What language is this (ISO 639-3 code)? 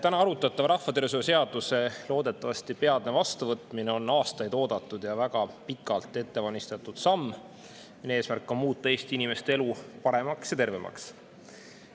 est